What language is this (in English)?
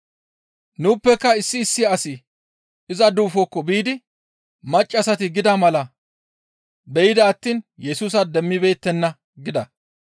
Gamo